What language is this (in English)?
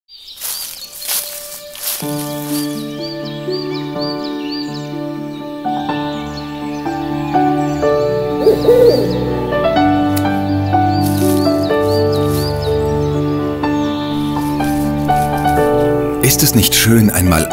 German